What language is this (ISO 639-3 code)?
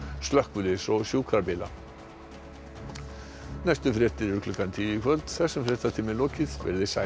isl